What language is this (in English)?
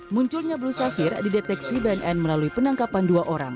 Indonesian